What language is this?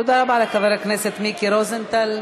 Hebrew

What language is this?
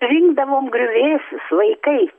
Lithuanian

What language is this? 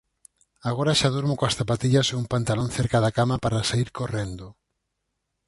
Galician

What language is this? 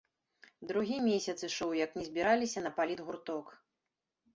Belarusian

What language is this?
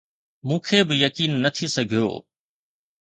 Sindhi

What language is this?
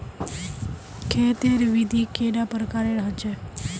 Magahi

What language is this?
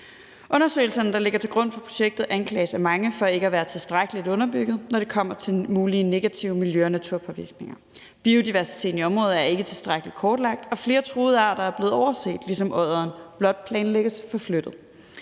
Danish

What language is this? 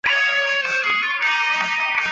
Chinese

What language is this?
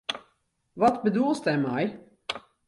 Western Frisian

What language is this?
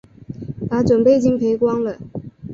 Chinese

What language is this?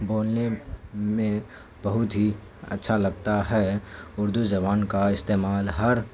Urdu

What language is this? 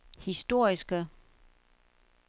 Danish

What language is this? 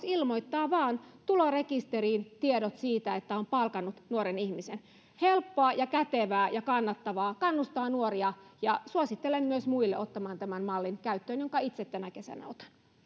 Finnish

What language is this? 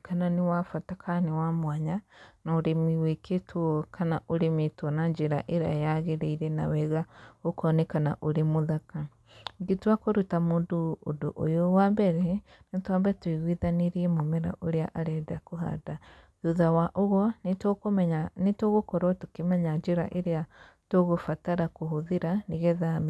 Kikuyu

